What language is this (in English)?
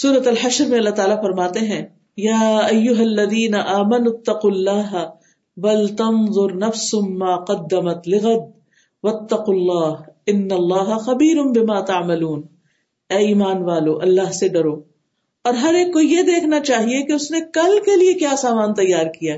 Urdu